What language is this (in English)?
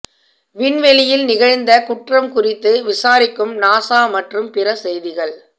Tamil